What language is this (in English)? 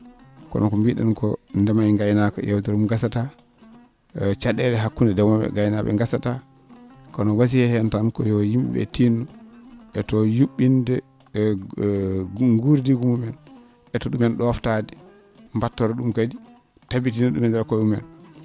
Fula